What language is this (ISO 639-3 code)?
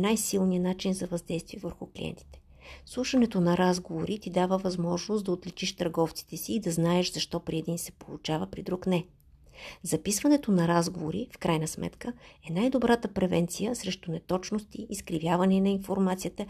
bul